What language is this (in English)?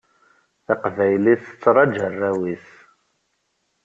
Kabyle